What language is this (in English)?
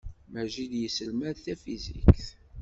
Kabyle